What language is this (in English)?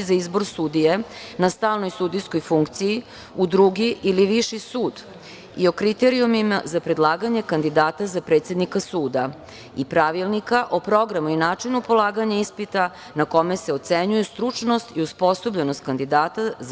Serbian